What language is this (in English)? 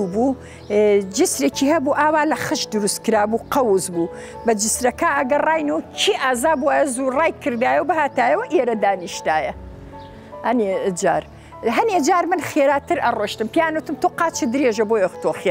Arabic